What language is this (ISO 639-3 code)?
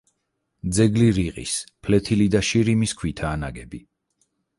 kat